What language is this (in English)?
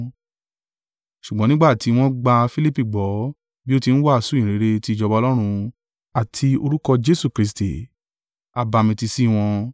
Yoruba